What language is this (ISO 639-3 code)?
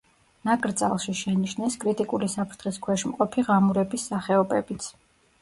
kat